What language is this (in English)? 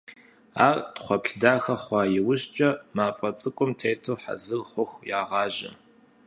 Kabardian